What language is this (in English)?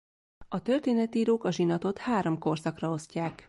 Hungarian